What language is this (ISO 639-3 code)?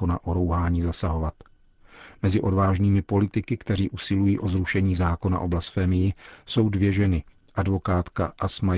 ces